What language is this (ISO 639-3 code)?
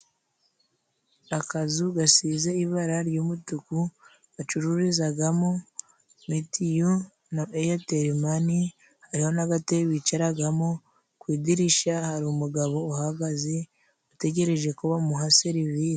kin